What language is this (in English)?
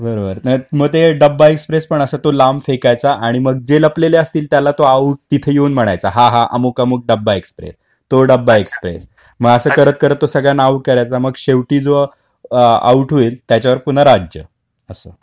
Marathi